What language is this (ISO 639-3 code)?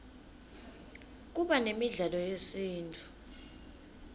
ssw